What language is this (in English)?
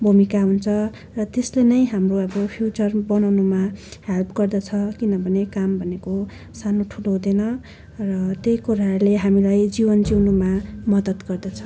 Nepali